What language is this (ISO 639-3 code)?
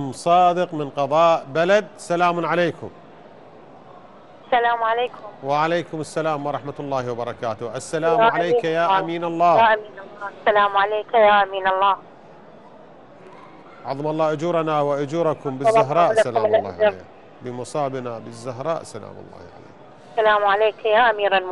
ara